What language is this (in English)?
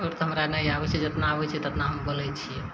Maithili